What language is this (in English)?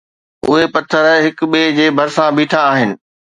Sindhi